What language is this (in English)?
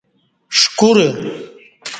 Kati